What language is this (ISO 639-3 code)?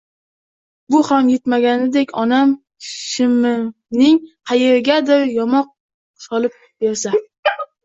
uzb